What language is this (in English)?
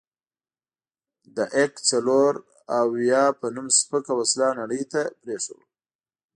Pashto